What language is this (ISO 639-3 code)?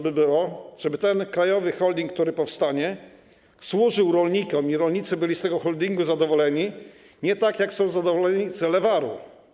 pol